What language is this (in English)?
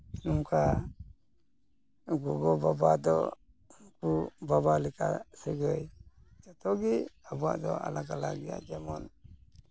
Santali